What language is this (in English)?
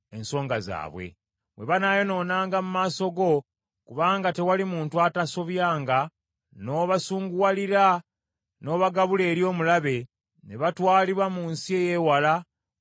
Ganda